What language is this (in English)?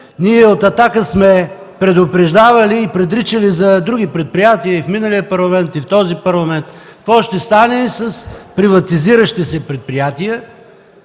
Bulgarian